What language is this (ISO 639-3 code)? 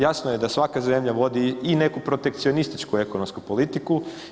hrv